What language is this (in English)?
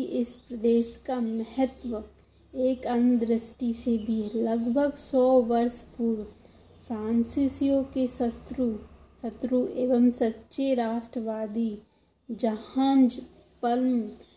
Hindi